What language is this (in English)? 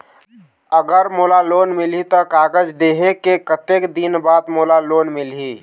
Chhattisgarhi